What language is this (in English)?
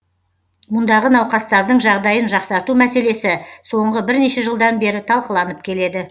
Kazakh